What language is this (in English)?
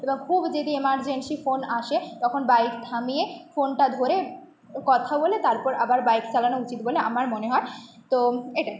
Bangla